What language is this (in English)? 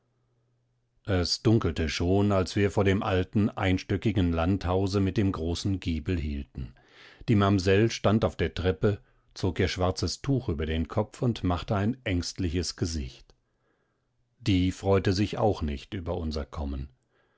German